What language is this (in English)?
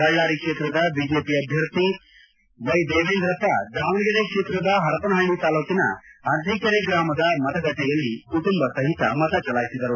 Kannada